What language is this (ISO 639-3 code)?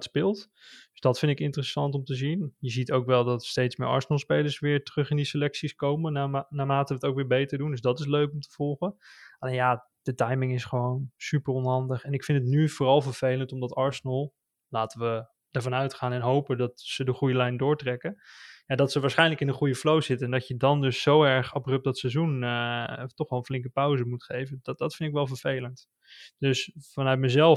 nld